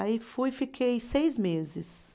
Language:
Portuguese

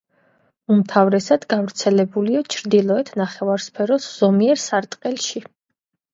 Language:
Georgian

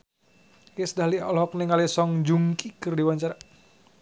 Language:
Sundanese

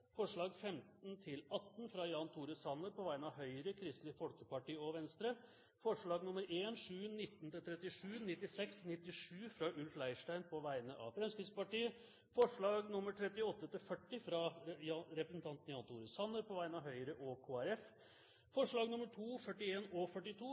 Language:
Norwegian Bokmål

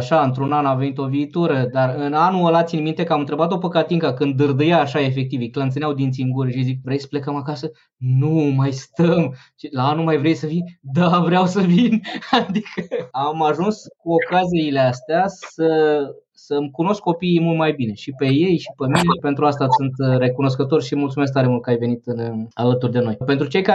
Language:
Romanian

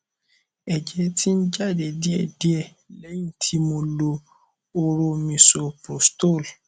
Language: Yoruba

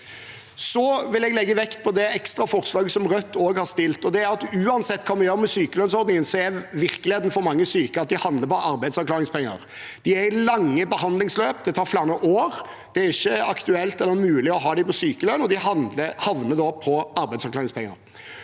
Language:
Norwegian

